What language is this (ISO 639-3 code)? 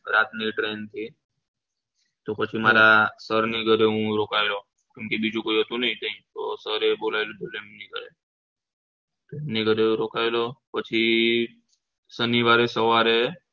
guj